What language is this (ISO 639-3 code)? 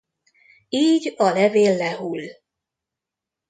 hun